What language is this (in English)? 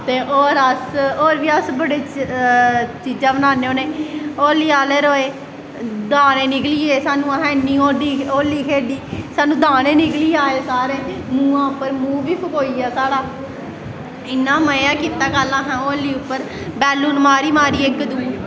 Dogri